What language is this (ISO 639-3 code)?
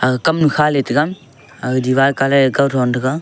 nnp